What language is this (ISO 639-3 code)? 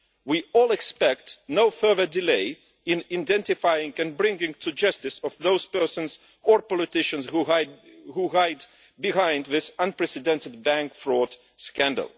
eng